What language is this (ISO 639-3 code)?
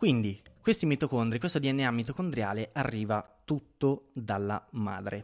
ita